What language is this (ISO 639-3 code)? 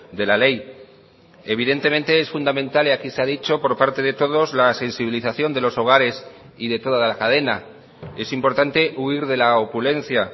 spa